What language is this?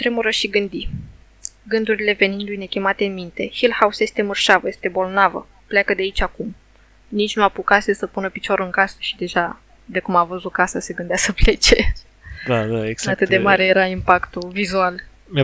Romanian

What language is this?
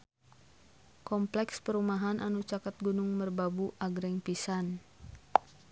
Sundanese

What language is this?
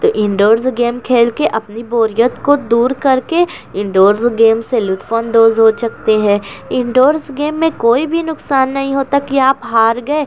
Urdu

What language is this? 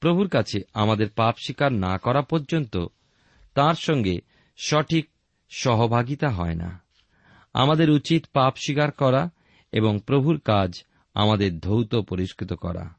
Bangla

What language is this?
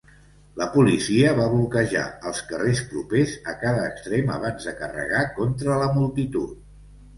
Catalan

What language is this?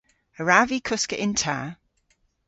Cornish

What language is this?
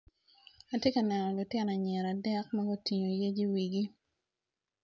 Acoli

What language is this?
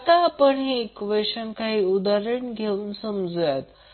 Marathi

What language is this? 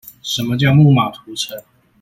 Chinese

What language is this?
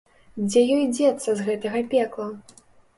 Belarusian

